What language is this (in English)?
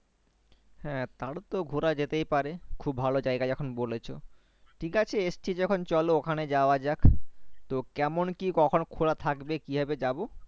Bangla